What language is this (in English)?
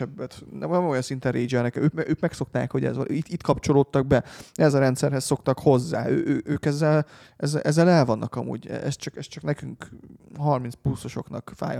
Hungarian